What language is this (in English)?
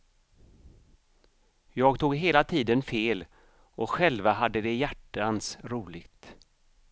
Swedish